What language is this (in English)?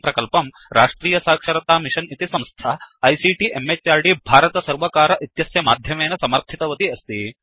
Sanskrit